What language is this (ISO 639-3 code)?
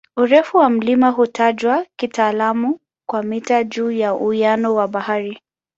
swa